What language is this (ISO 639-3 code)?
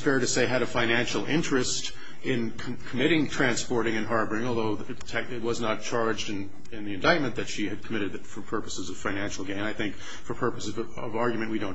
eng